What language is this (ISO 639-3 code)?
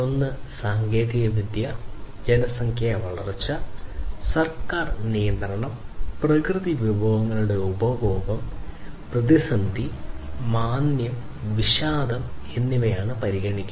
mal